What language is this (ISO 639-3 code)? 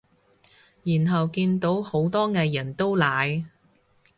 yue